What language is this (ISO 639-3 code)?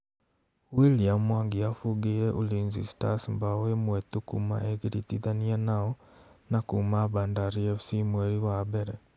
kik